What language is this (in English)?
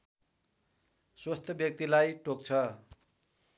Nepali